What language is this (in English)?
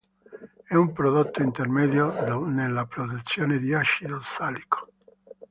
Italian